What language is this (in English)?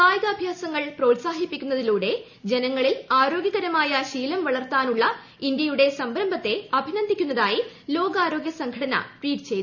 Malayalam